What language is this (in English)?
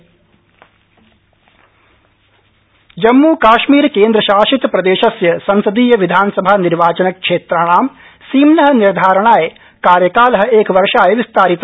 Sanskrit